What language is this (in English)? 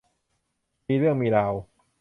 Thai